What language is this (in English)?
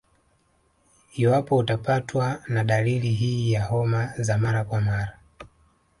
Swahili